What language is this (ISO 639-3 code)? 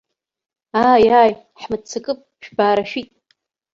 abk